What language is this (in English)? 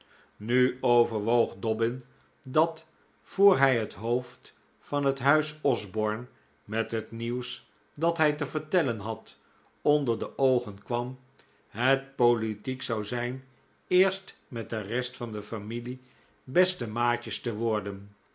Dutch